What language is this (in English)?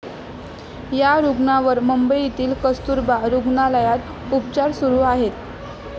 Marathi